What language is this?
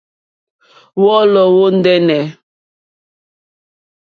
Mokpwe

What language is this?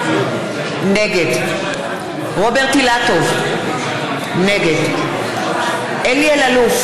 Hebrew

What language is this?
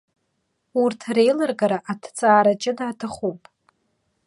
Abkhazian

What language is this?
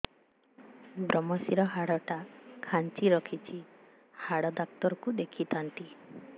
Odia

